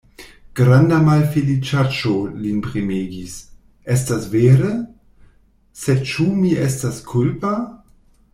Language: Esperanto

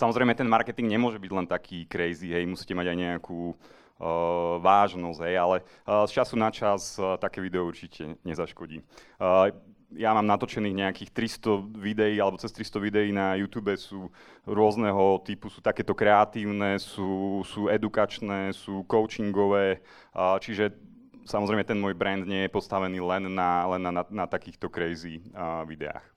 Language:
Czech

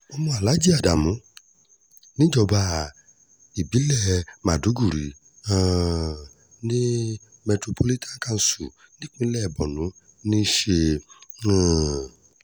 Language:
Yoruba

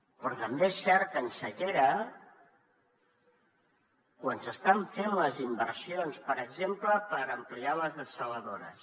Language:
Catalan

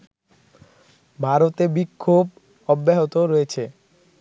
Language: Bangla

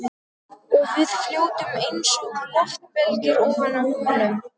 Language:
Icelandic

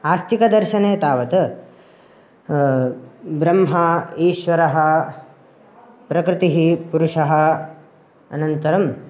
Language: Sanskrit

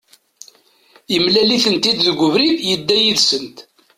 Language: Kabyle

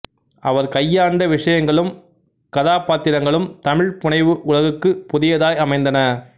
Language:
Tamil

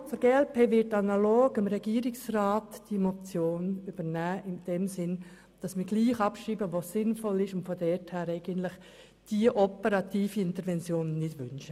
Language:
Swiss German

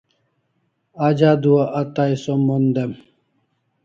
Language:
Kalasha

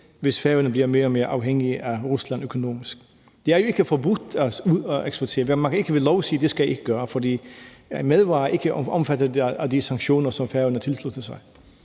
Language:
Danish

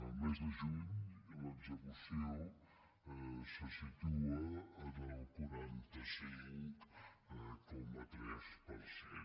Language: Catalan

